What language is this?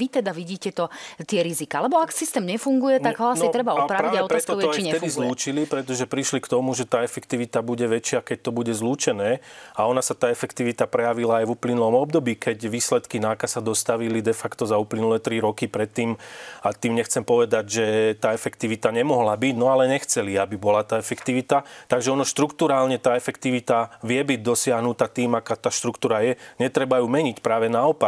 Slovak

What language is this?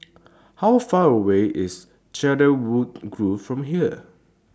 English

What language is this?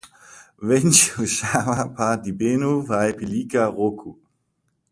Latvian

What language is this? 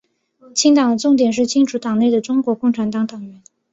Chinese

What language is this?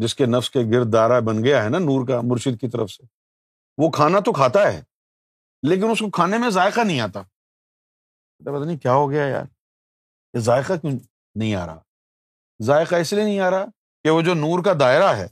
Urdu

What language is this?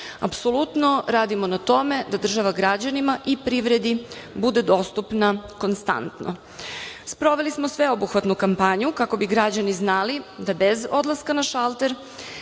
Serbian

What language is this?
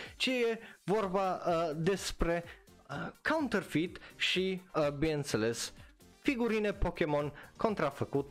Romanian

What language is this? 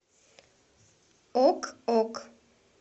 Russian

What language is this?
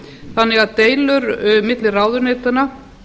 Icelandic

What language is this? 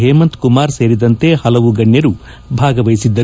Kannada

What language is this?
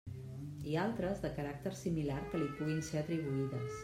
Catalan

